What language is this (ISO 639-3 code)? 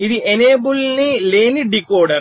tel